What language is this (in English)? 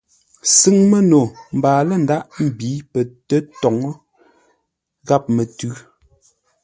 Ngombale